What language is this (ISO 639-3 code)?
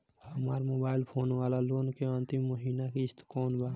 bho